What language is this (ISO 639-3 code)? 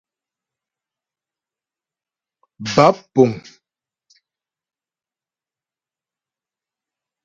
bbj